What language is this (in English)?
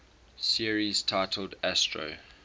English